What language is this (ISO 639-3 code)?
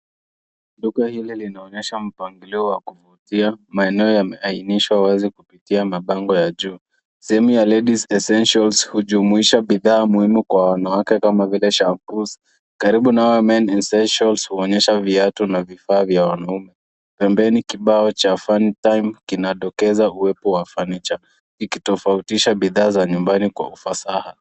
swa